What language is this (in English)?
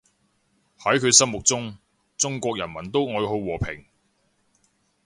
Cantonese